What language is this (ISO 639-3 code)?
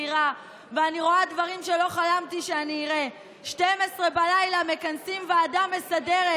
heb